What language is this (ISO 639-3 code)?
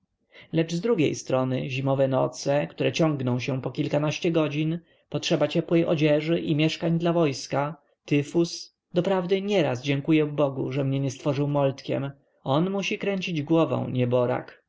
pol